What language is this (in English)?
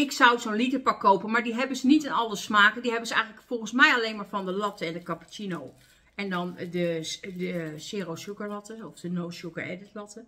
Dutch